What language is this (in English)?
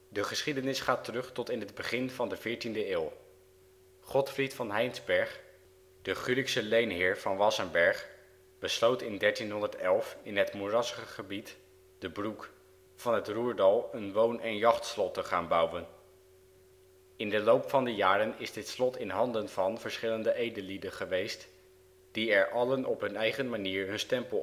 Dutch